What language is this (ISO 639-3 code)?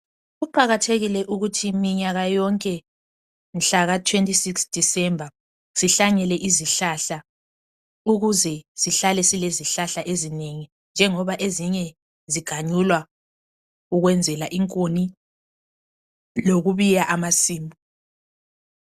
nde